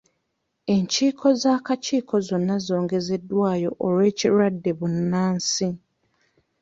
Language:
Ganda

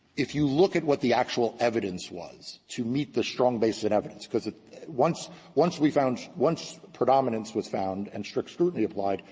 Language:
English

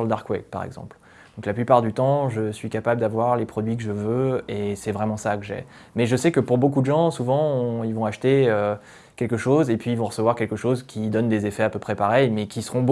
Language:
French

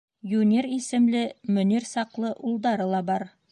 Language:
Bashkir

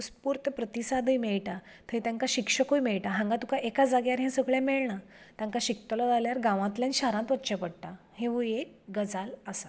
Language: Konkani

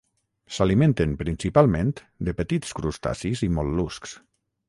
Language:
Catalan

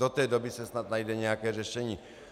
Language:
Czech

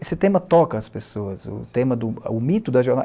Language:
Portuguese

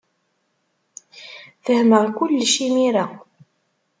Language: Kabyle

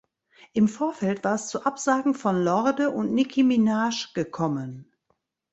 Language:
German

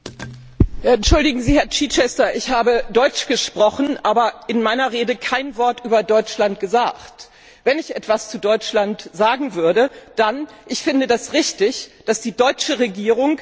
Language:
German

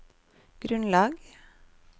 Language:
Norwegian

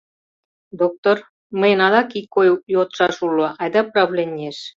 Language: Mari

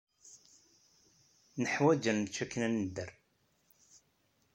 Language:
Kabyle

